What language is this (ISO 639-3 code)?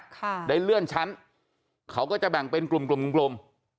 tha